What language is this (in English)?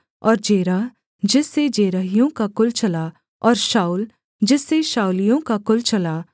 Hindi